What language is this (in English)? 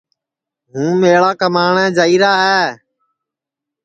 Sansi